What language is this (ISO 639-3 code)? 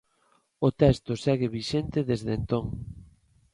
glg